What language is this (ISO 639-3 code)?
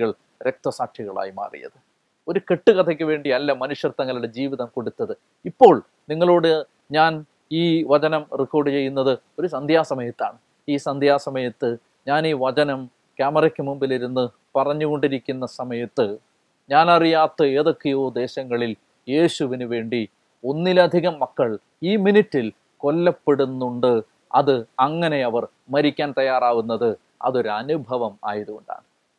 mal